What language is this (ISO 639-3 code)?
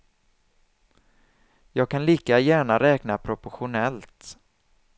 swe